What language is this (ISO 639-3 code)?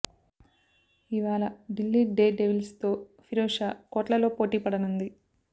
tel